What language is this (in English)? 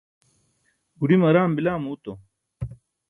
Burushaski